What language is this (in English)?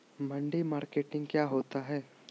Magahi